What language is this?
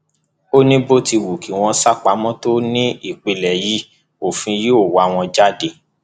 Yoruba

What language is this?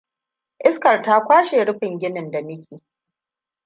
Hausa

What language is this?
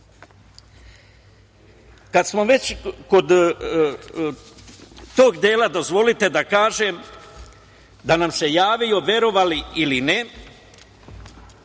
Serbian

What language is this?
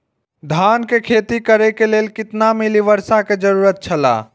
Maithili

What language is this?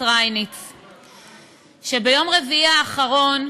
Hebrew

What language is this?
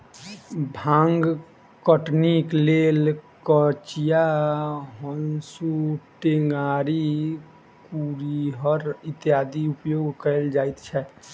Maithili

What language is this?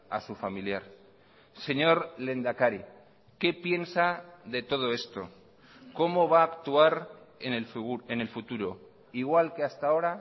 Spanish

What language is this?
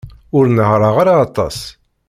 Kabyle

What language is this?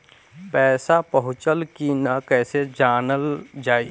Bhojpuri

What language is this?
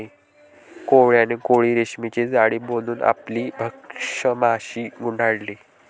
Marathi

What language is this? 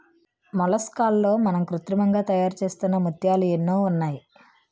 Telugu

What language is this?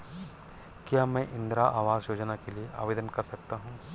Hindi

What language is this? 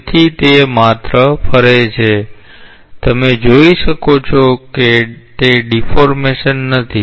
Gujarati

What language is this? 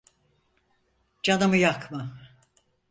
Turkish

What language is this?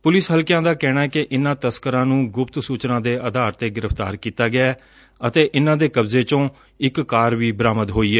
Punjabi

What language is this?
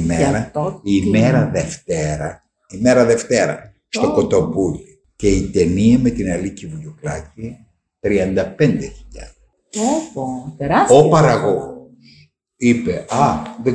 Greek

